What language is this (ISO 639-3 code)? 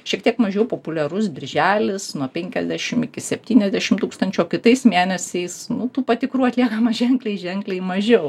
lit